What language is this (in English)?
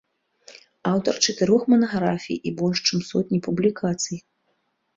Belarusian